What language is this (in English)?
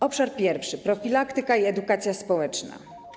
Polish